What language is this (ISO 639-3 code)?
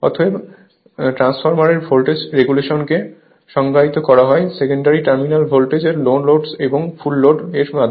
ben